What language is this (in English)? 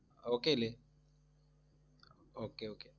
Malayalam